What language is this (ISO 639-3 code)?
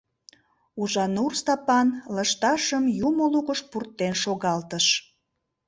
chm